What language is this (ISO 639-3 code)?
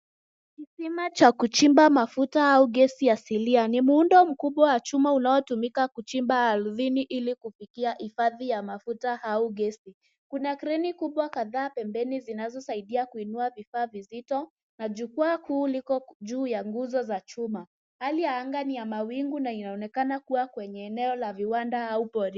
swa